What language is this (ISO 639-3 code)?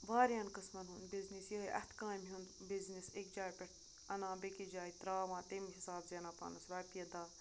kas